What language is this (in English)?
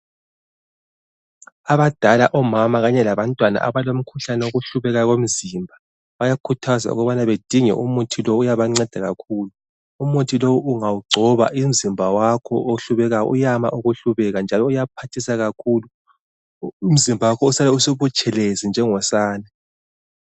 North Ndebele